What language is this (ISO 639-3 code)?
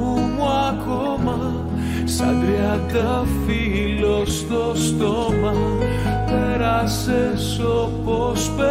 ell